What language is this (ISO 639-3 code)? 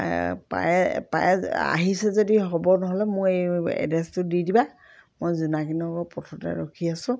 asm